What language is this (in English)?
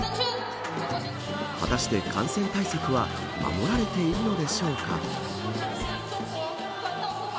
Japanese